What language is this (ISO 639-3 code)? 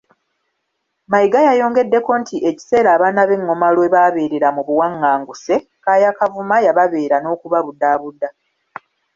lug